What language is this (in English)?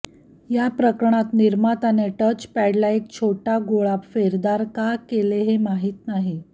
Marathi